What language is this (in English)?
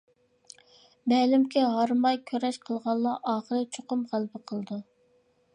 Uyghur